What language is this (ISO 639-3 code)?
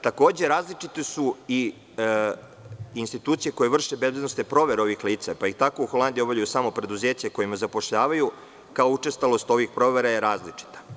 srp